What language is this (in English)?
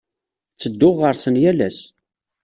Kabyle